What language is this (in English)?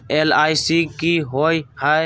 Magahi